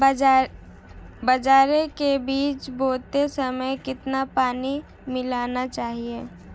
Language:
Hindi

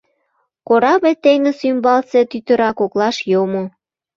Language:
Mari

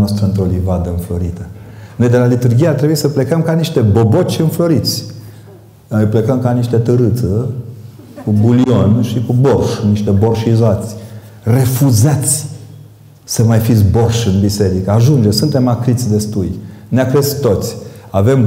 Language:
Romanian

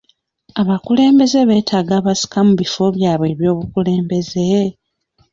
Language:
Ganda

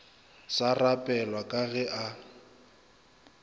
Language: Northern Sotho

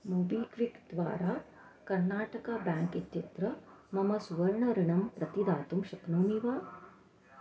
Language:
Sanskrit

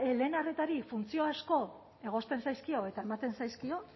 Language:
Basque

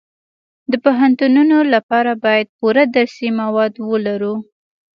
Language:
Pashto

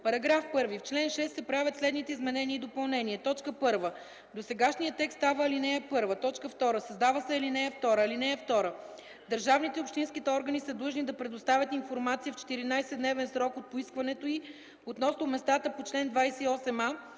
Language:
Bulgarian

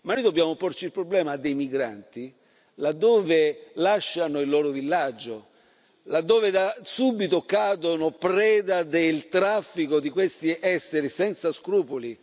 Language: Italian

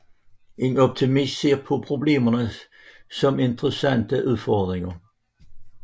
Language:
Danish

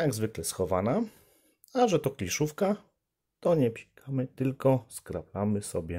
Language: Polish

